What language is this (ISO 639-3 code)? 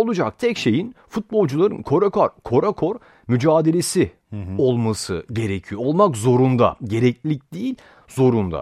tur